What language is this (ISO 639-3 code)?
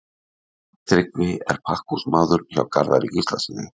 isl